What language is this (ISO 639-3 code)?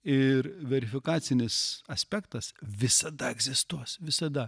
lit